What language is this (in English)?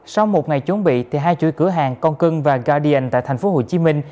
Vietnamese